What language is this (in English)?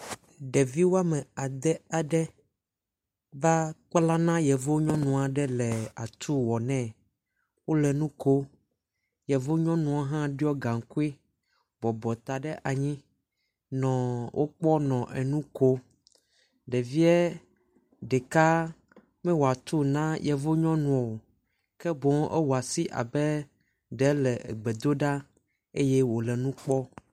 Ewe